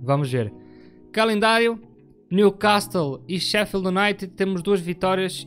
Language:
Portuguese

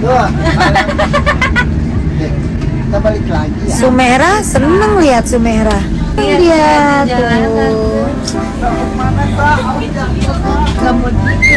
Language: Indonesian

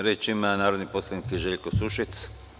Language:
Serbian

